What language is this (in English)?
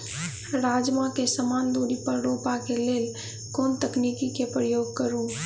Maithili